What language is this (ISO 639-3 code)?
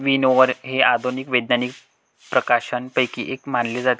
mar